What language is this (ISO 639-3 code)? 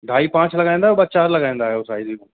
snd